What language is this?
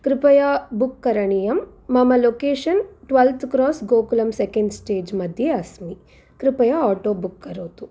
Sanskrit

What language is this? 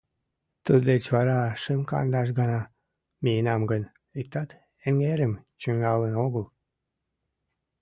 Mari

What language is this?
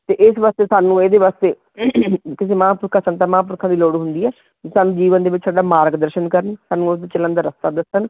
Punjabi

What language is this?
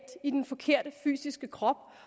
Danish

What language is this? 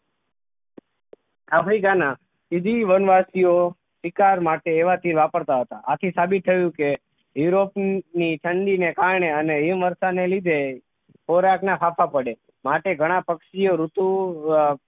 Gujarati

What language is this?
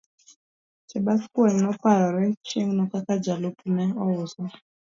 Luo (Kenya and Tanzania)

